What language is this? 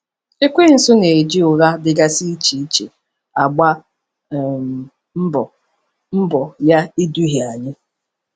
Igbo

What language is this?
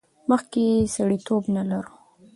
Pashto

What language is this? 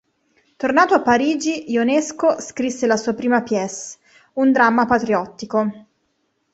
Italian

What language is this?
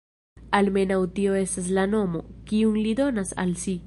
Esperanto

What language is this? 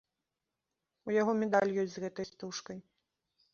Belarusian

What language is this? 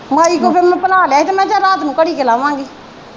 Punjabi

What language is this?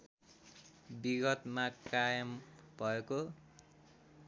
Nepali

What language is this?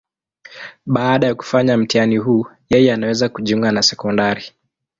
Swahili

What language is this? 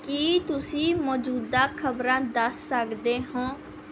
Punjabi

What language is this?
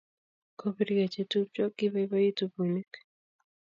Kalenjin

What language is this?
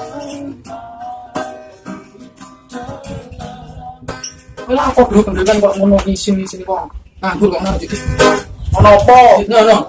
Indonesian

